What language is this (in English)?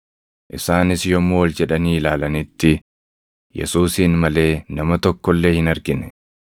Oromo